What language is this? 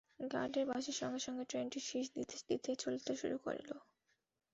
Bangla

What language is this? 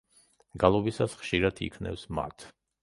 Georgian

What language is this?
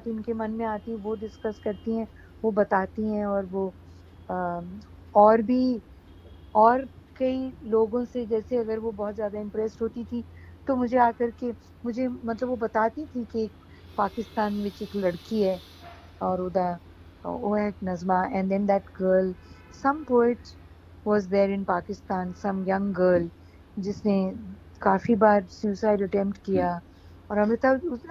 Hindi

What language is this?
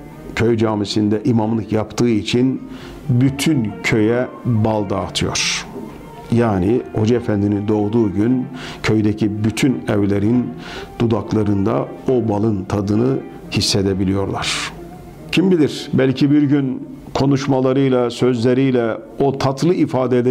Turkish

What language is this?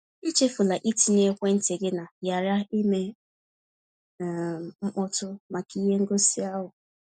Igbo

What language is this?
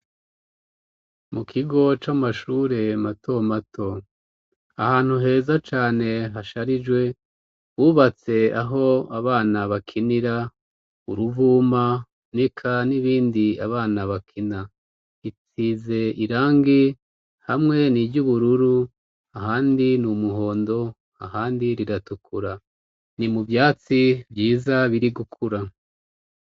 Rundi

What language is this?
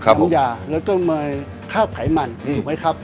Thai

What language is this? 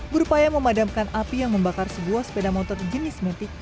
Indonesian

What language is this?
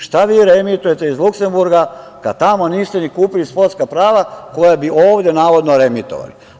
Serbian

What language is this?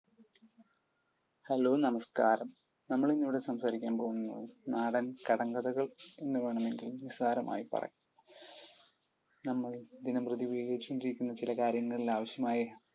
Malayalam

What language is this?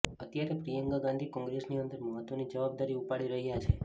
Gujarati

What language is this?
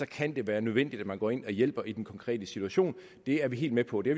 Danish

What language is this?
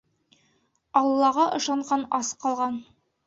Bashkir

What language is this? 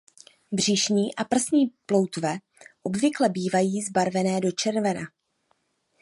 Czech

